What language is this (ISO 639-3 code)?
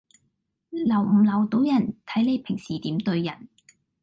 yue